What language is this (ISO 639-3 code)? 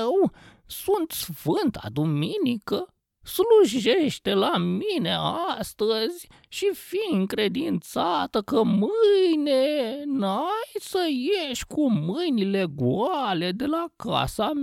ron